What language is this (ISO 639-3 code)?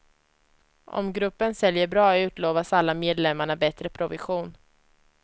swe